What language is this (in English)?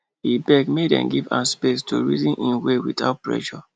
Nigerian Pidgin